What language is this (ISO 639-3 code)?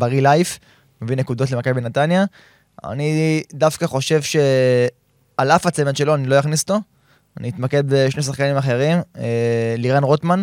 heb